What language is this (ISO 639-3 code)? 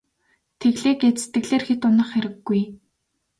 mon